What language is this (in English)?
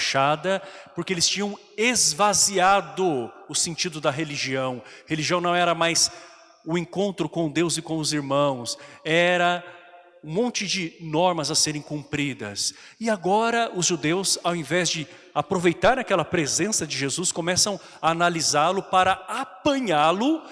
Portuguese